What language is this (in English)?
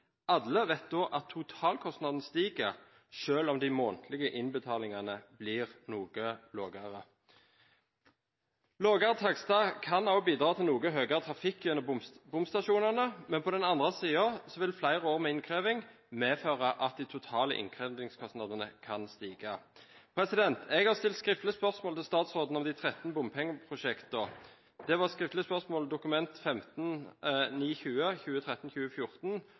Norwegian Bokmål